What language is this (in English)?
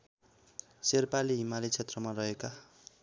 Nepali